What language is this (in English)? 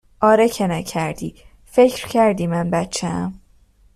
Persian